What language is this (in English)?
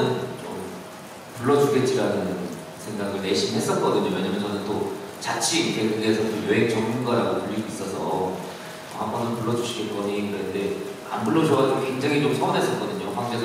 Korean